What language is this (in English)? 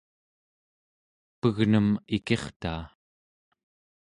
Central Yupik